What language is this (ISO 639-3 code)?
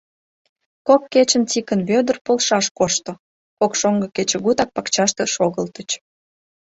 chm